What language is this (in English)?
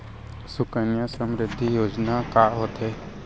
Chhattisgarhi